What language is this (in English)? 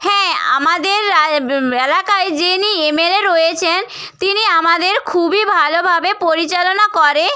Bangla